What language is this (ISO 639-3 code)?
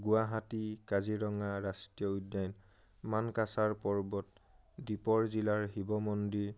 asm